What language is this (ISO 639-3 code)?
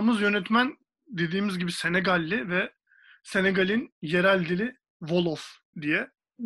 tur